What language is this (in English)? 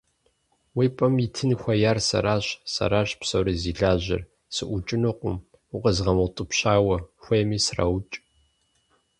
Kabardian